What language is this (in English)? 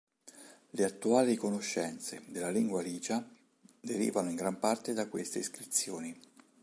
Italian